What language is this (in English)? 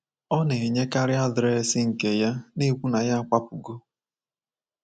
Igbo